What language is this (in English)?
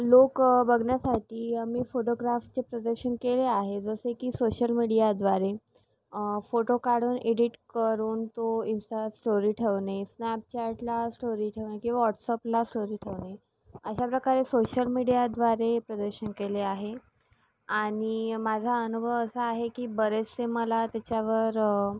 Marathi